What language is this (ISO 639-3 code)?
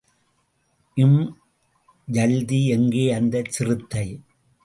tam